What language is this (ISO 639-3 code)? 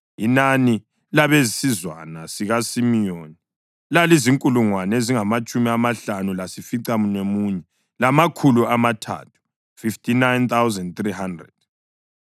nde